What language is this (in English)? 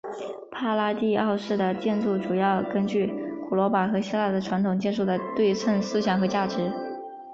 Chinese